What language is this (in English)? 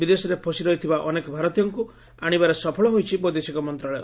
Odia